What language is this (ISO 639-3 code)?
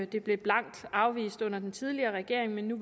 dan